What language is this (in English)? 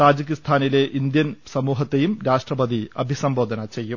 Malayalam